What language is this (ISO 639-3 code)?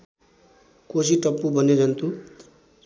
nep